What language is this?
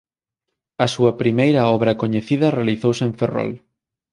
Galician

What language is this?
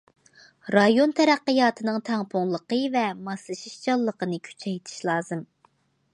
Uyghur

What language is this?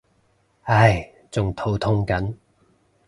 Cantonese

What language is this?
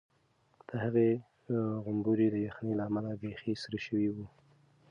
Pashto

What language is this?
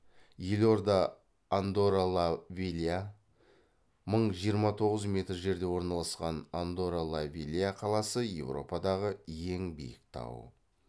Kazakh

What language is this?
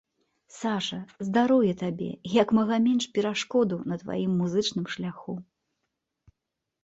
Belarusian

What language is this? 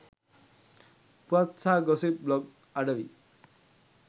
Sinhala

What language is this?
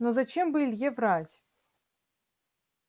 Russian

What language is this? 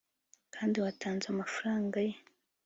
Kinyarwanda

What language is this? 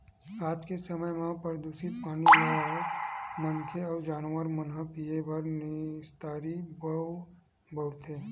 Chhattisgarhi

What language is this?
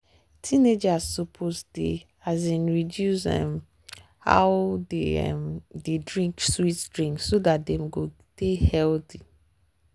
Nigerian Pidgin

